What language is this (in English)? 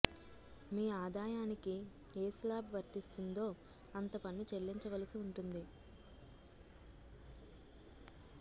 Telugu